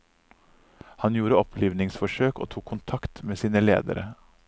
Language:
Norwegian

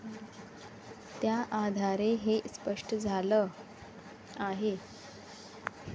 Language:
Marathi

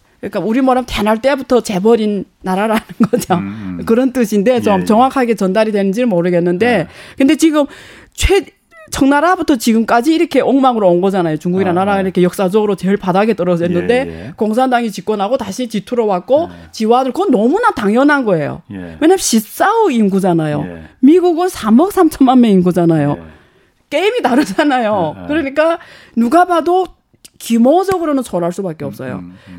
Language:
Korean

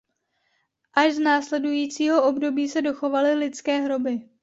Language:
Czech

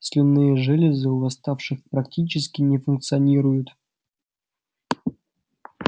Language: Russian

